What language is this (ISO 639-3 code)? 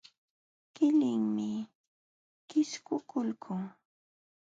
qxw